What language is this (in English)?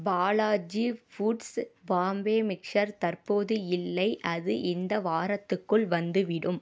Tamil